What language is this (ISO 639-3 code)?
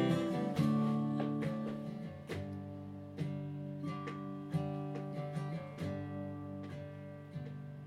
zho